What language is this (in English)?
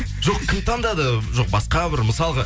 Kazakh